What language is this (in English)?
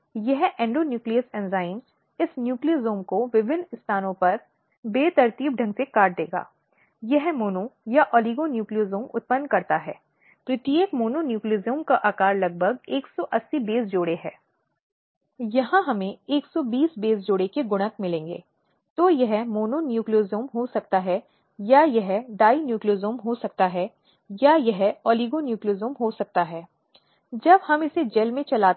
Hindi